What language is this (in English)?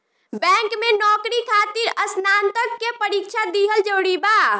Bhojpuri